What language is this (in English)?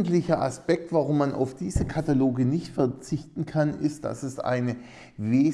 German